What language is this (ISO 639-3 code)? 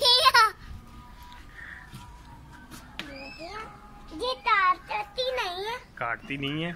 hin